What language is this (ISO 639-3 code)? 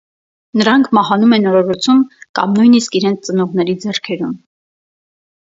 hye